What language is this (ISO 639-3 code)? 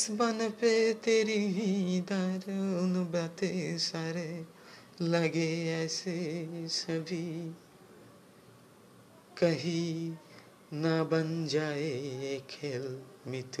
ben